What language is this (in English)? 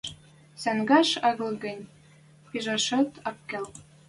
Western Mari